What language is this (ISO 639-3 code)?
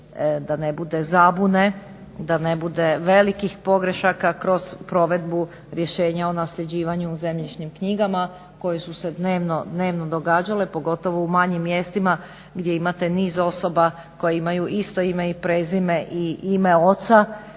hrv